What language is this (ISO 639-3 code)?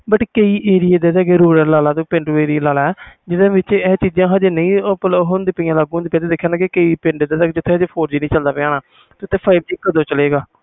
pan